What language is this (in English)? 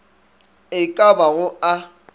Northern Sotho